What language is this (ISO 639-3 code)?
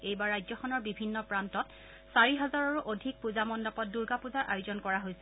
asm